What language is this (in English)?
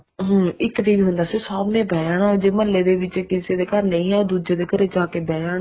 Punjabi